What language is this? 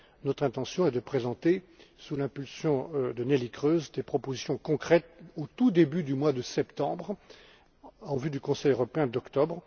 French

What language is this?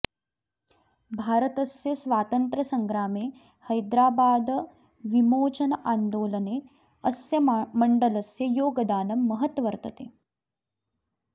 Sanskrit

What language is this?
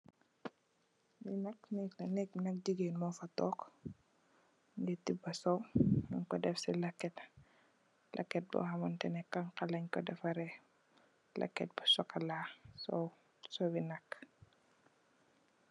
Wolof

